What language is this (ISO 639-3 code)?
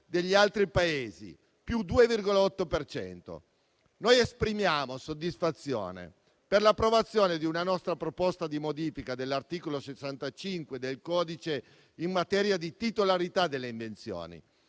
ita